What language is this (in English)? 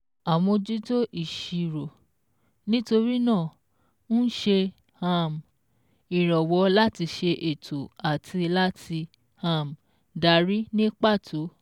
Yoruba